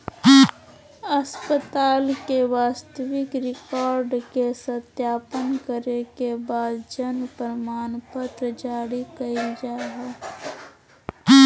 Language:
Magahi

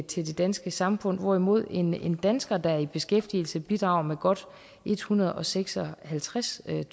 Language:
Danish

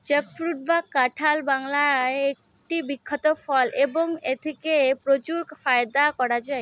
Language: Bangla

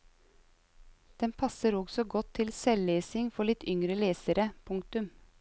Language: Norwegian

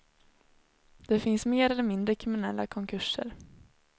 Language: Swedish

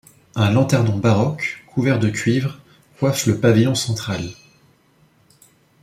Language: French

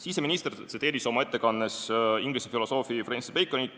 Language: Estonian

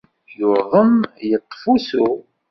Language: Kabyle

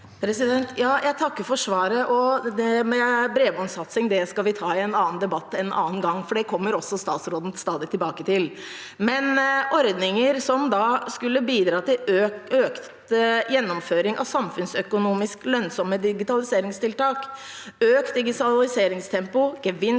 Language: Norwegian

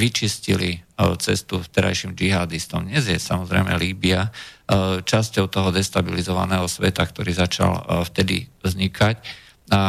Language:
Slovak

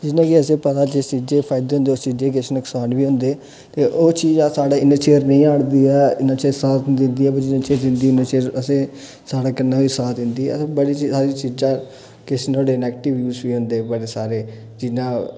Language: Dogri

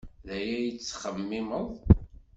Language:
Kabyle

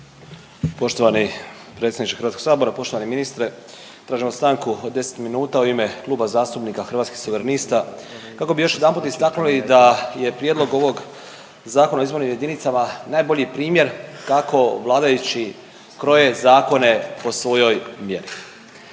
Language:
Croatian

